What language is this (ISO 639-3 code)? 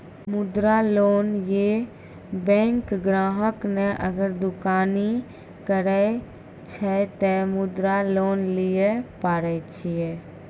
mai